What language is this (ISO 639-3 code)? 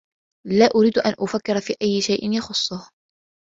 ara